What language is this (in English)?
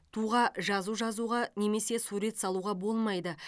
Kazakh